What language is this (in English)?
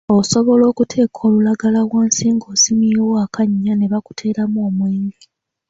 Ganda